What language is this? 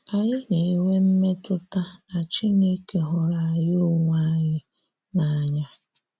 Igbo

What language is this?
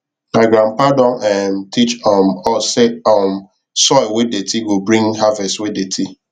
Nigerian Pidgin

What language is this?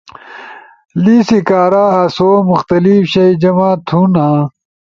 Ushojo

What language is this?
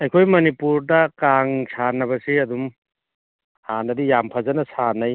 Manipuri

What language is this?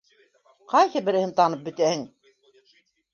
Bashkir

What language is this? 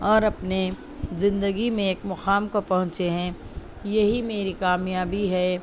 Urdu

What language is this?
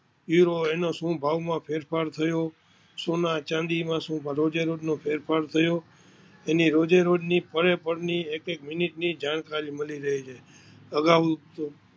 Gujarati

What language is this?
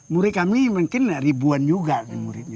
Indonesian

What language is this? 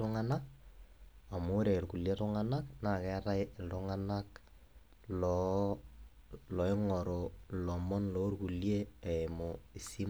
Masai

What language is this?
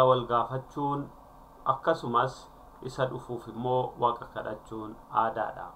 Indonesian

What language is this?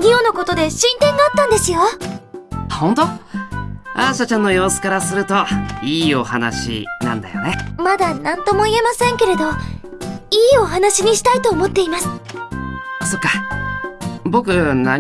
Japanese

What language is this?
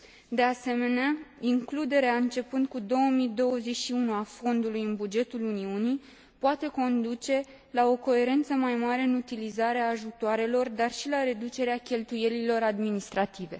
Romanian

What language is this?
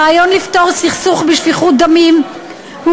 Hebrew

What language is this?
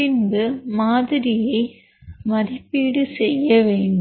Tamil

